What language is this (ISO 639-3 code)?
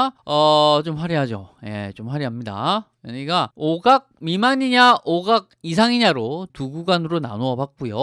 kor